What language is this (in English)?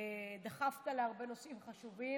Hebrew